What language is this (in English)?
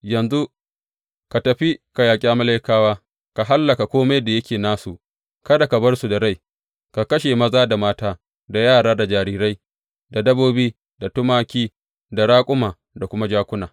Hausa